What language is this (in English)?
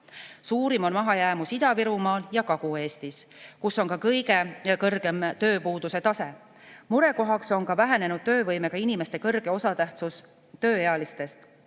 Estonian